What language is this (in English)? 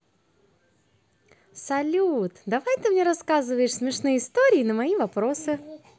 Russian